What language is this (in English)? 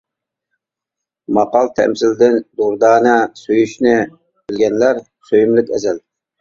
Uyghur